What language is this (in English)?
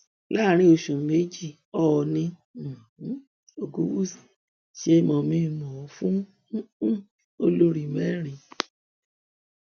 Yoruba